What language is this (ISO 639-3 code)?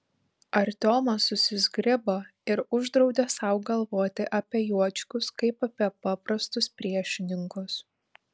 lit